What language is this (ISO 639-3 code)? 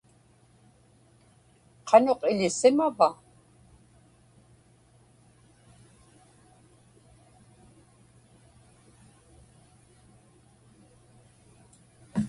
ipk